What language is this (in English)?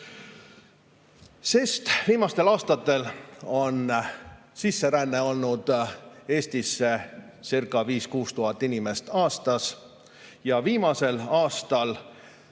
Estonian